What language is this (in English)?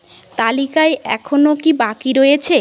Bangla